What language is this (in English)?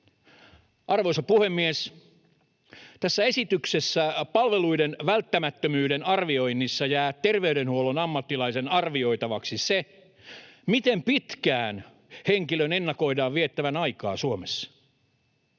Finnish